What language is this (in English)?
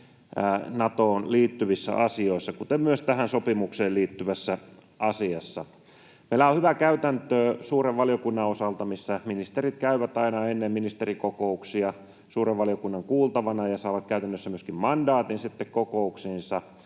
Finnish